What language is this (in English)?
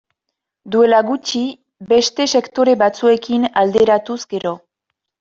Basque